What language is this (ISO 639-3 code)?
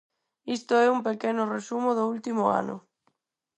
glg